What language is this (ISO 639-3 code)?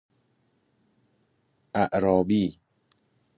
fas